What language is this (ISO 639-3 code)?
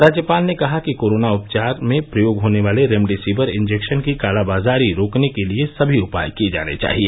hin